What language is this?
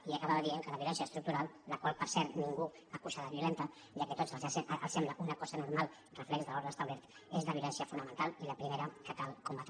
Catalan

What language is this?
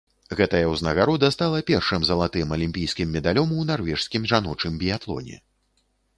Belarusian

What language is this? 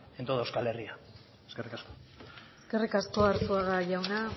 Basque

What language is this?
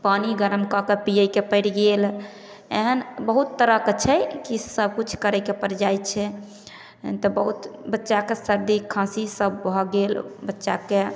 Maithili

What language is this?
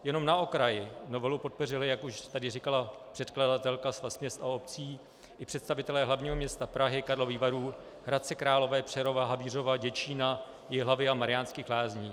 Czech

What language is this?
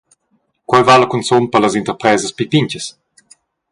Romansh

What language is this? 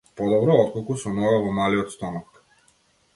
Macedonian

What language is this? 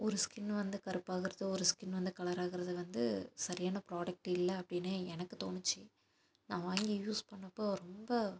Tamil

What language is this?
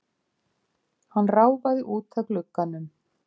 Icelandic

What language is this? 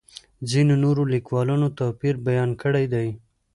Pashto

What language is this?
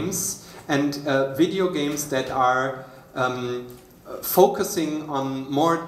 English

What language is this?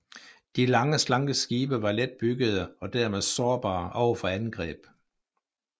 Danish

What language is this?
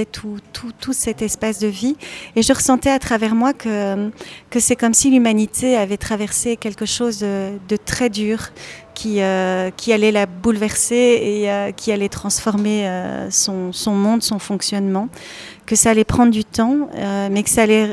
French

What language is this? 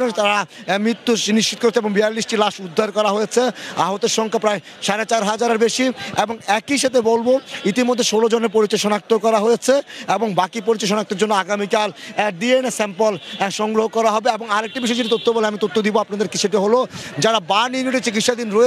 Romanian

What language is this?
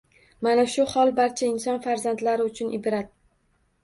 Uzbek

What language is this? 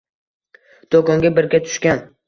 Uzbek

